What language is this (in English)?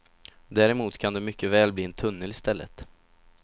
Swedish